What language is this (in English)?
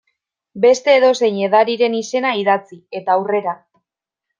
Basque